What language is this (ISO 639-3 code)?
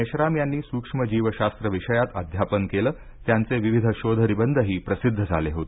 mar